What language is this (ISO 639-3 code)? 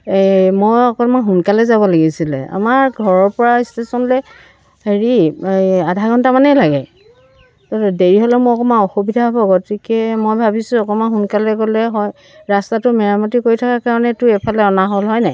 asm